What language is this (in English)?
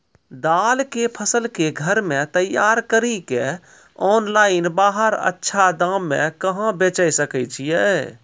Maithili